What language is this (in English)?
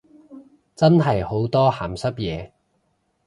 Cantonese